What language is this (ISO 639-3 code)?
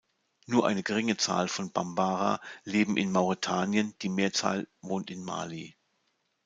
deu